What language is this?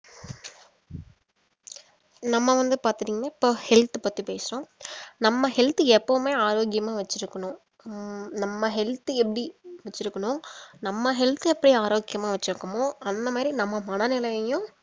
Tamil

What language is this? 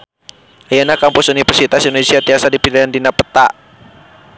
Sundanese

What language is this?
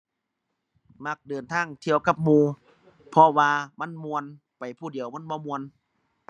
Thai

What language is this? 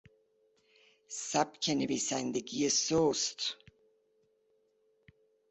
Persian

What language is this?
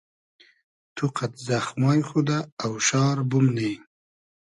Hazaragi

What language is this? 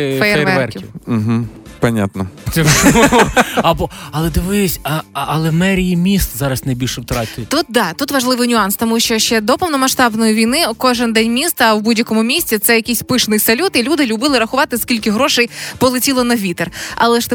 Ukrainian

